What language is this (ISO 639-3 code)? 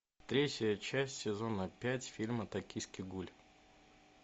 rus